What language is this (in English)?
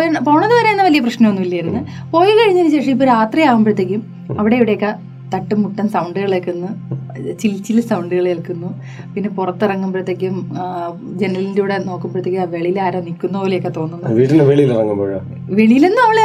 Malayalam